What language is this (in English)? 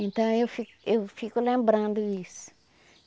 Portuguese